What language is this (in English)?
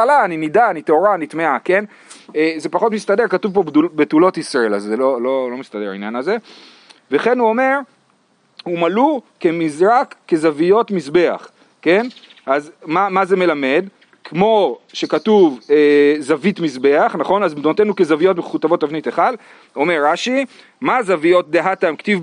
Hebrew